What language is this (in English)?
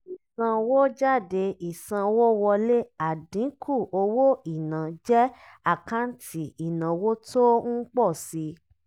Yoruba